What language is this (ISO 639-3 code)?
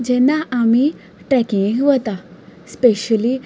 kok